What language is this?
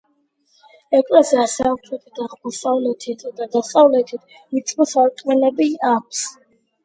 Georgian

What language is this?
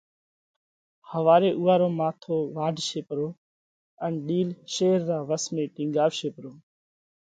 Parkari Koli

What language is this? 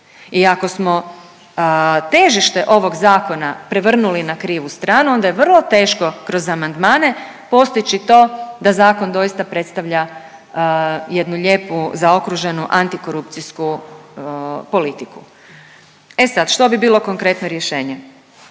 Croatian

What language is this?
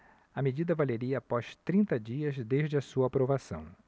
Portuguese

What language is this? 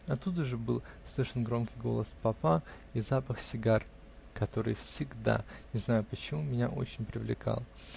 Russian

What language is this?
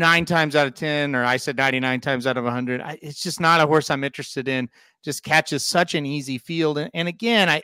English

